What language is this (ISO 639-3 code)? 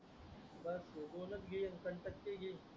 mar